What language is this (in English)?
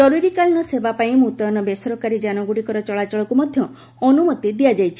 Odia